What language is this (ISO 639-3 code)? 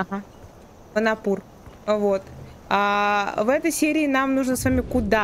rus